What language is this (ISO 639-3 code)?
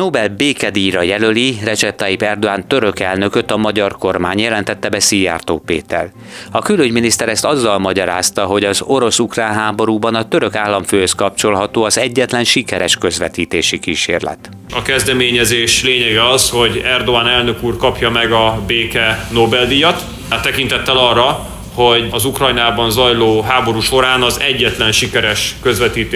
hun